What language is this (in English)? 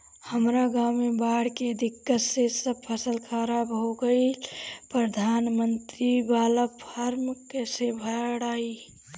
Bhojpuri